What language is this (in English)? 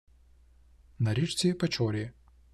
Ukrainian